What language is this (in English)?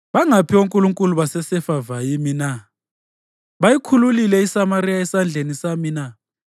North Ndebele